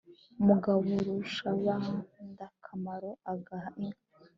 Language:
Kinyarwanda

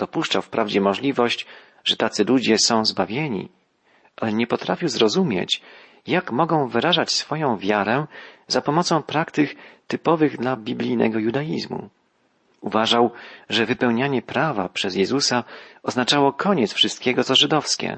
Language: Polish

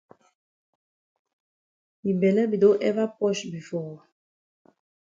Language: Cameroon Pidgin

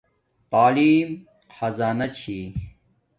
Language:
Domaaki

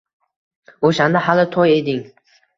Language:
Uzbek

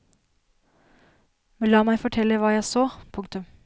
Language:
Norwegian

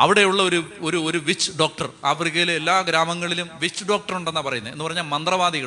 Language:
Malayalam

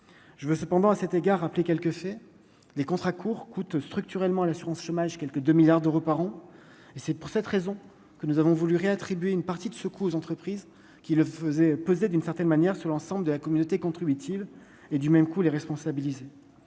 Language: French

